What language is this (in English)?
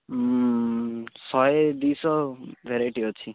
Odia